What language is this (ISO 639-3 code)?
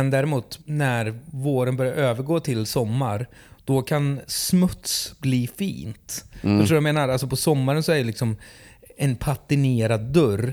swe